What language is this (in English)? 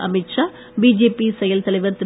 Tamil